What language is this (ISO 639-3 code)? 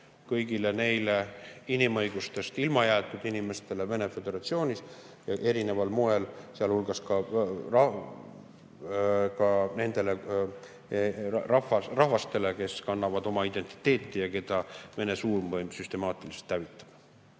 est